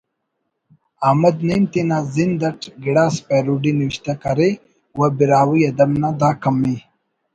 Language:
Brahui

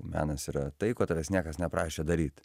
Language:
Lithuanian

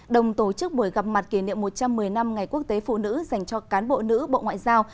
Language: Vietnamese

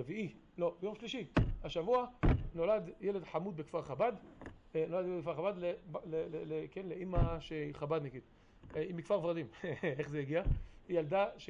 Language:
Hebrew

